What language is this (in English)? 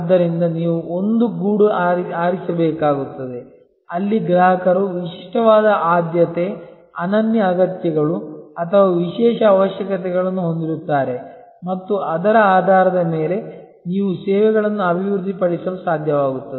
Kannada